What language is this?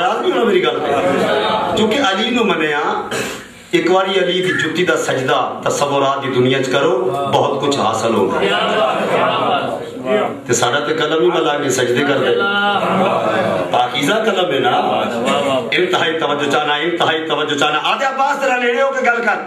Arabic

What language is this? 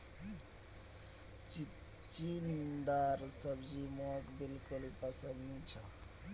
Magahi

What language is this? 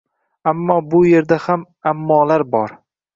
Uzbek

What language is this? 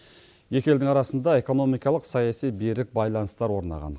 Kazakh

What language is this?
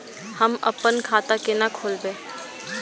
Maithili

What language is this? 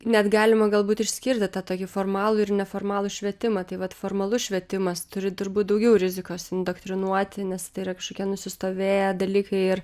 Lithuanian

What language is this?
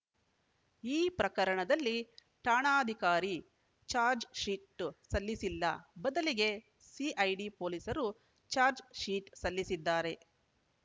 Kannada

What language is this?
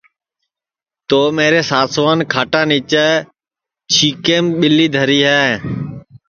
Sansi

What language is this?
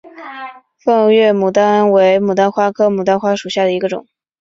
Chinese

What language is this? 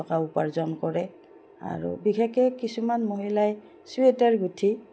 Assamese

